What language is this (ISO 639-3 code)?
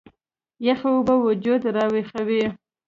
pus